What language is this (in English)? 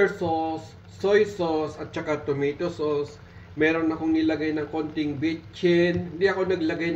Filipino